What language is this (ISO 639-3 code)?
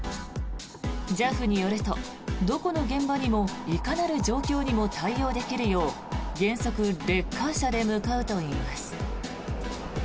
jpn